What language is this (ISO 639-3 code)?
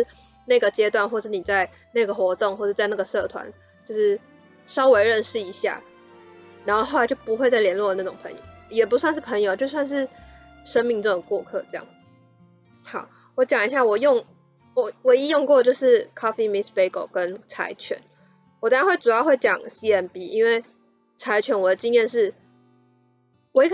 zho